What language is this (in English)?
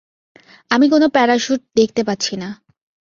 Bangla